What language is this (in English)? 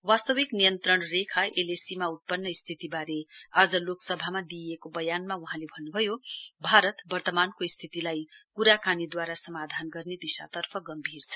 Nepali